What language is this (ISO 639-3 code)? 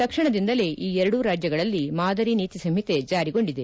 kan